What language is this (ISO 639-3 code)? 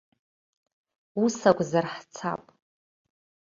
abk